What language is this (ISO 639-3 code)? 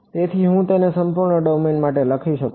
guj